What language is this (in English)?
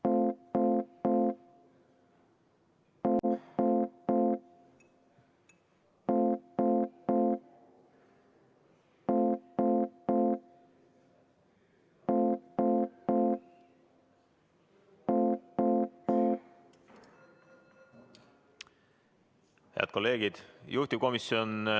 Estonian